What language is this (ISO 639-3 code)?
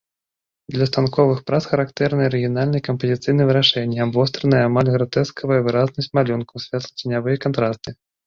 bel